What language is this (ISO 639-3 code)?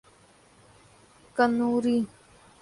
urd